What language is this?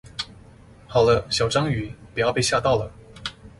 Chinese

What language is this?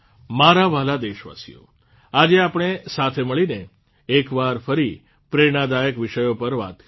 Gujarati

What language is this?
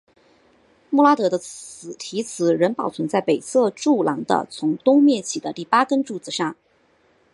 Chinese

